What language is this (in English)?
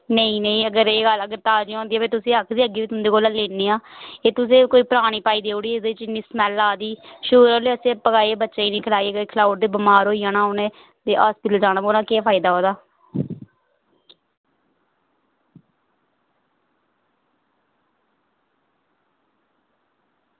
Dogri